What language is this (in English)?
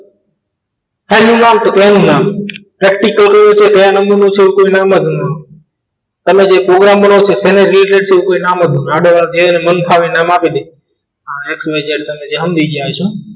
Gujarati